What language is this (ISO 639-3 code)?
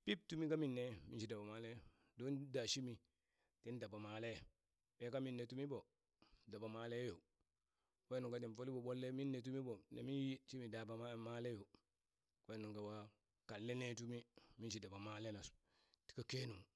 bys